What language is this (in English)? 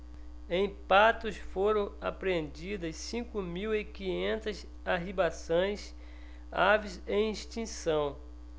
Portuguese